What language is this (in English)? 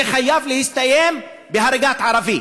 Hebrew